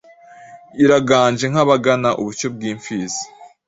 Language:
Kinyarwanda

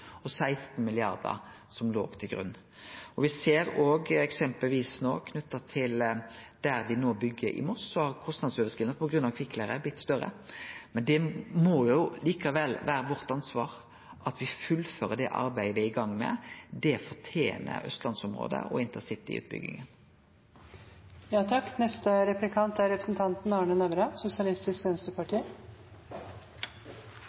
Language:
Norwegian Nynorsk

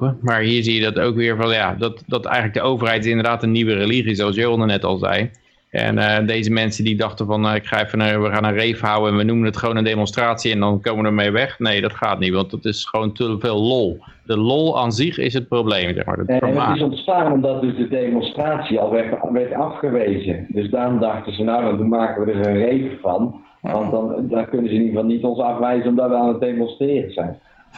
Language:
Dutch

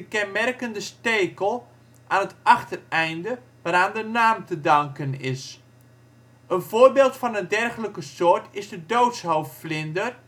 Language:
Dutch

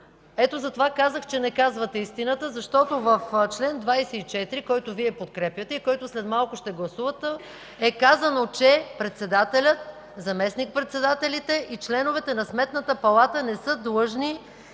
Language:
Bulgarian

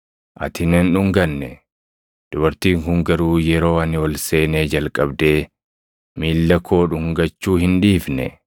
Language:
Oromo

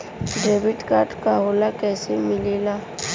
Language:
Bhojpuri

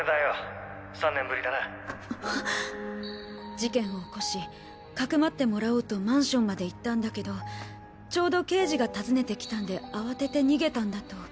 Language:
Japanese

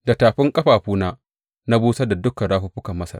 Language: Hausa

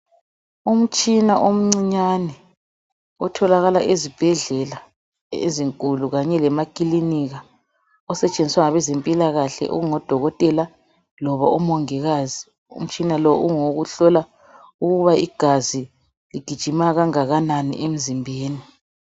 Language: North Ndebele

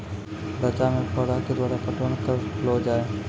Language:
Maithili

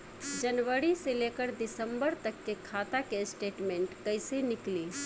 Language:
Bhojpuri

